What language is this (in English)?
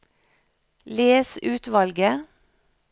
Norwegian